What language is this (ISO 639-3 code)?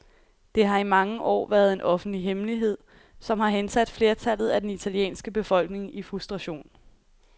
dan